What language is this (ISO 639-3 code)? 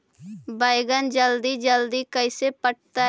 mag